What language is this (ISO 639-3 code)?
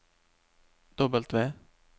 nor